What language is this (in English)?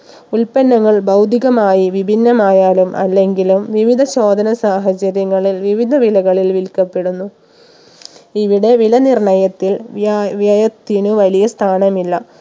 Malayalam